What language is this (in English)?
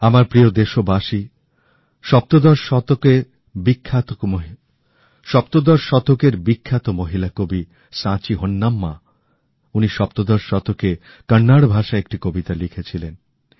Bangla